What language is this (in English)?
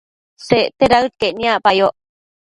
Matsés